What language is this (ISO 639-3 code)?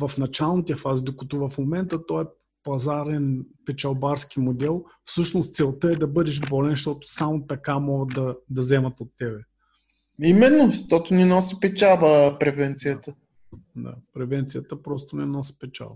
bul